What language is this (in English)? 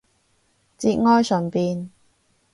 Cantonese